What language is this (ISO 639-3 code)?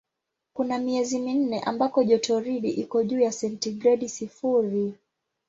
swa